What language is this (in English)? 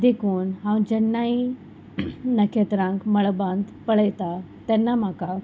Konkani